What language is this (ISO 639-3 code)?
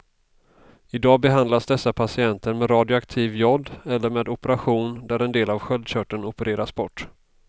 swe